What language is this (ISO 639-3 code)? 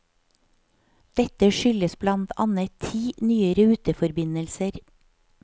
nor